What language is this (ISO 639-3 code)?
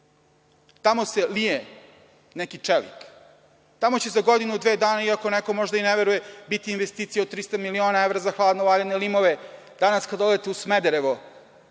srp